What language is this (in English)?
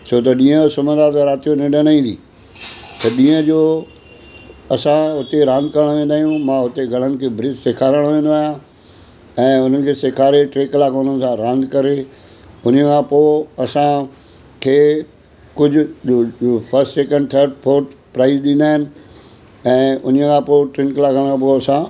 Sindhi